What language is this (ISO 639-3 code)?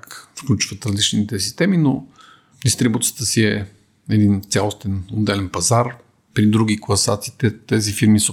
bul